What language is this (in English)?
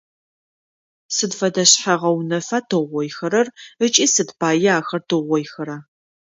Adyghe